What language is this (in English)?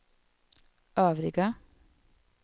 Swedish